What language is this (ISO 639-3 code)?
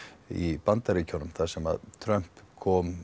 isl